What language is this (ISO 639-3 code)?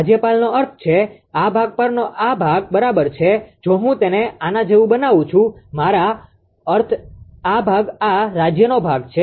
guj